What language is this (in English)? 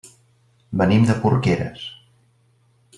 Catalan